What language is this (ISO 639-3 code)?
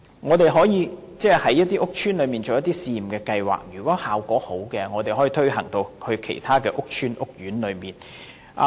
yue